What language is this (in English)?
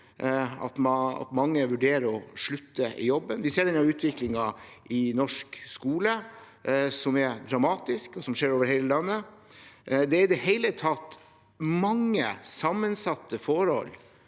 Norwegian